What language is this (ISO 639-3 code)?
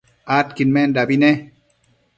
mcf